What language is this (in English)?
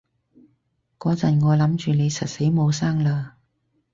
Cantonese